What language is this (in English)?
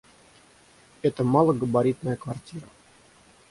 Russian